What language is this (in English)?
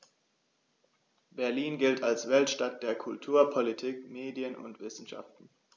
German